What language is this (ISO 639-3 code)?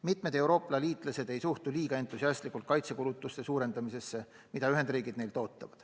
est